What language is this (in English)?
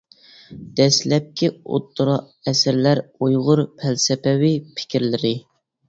Uyghur